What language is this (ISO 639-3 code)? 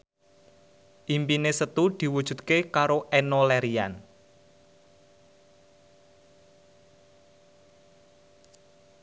jav